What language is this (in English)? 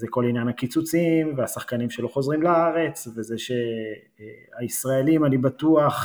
Hebrew